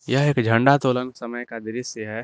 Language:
Hindi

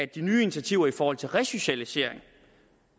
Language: Danish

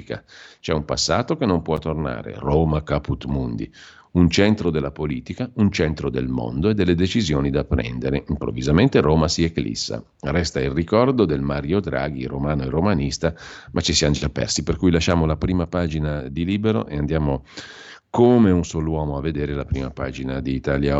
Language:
Italian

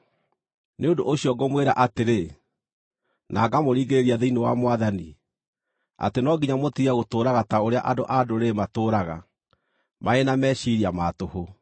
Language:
Kikuyu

